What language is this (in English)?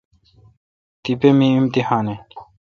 Kalkoti